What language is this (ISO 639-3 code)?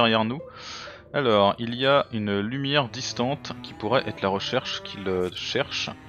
fra